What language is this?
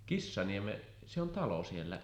Finnish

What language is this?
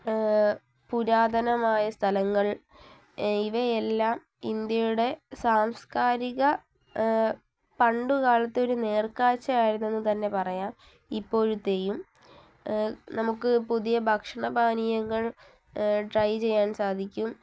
Malayalam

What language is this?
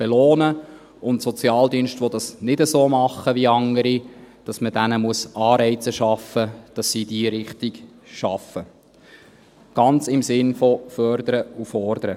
Swiss German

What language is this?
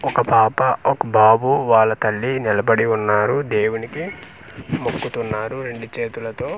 Telugu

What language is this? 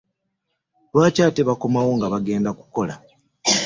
Ganda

